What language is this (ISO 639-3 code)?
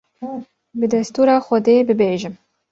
kur